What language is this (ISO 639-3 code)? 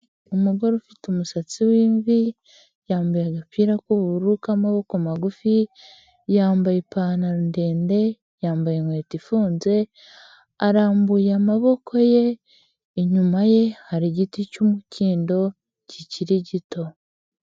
kin